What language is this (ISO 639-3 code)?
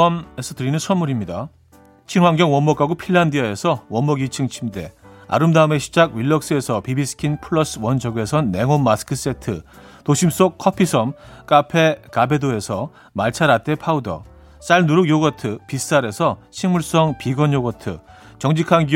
kor